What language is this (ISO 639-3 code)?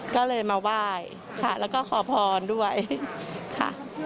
tha